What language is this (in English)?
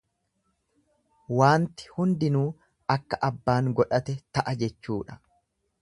Oromo